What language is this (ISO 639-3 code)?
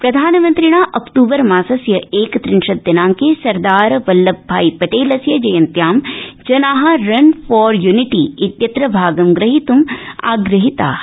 san